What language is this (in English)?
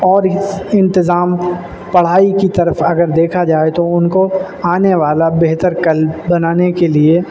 Urdu